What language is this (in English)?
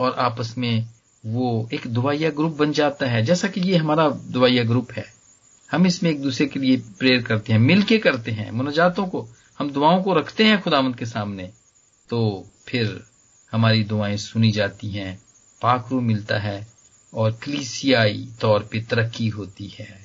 Hindi